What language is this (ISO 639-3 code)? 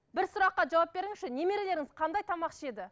kaz